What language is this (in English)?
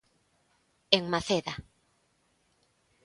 Galician